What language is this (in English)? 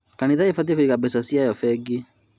Kikuyu